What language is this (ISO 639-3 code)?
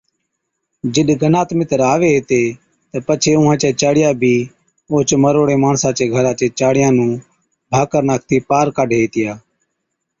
odk